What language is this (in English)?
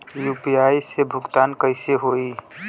Bhojpuri